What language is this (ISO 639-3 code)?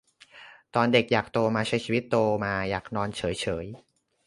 tha